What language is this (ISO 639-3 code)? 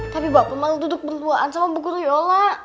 ind